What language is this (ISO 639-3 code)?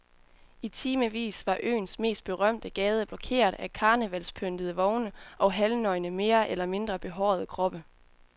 dan